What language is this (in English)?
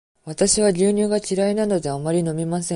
Japanese